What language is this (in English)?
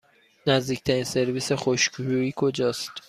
Persian